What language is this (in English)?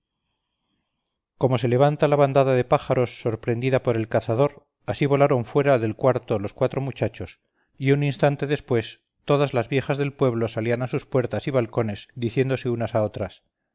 Spanish